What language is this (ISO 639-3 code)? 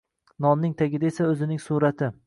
uzb